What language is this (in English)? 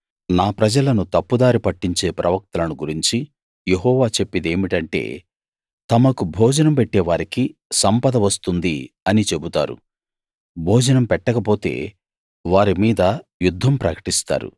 Telugu